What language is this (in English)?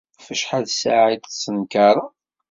Kabyle